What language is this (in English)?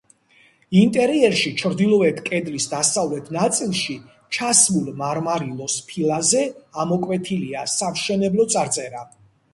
Georgian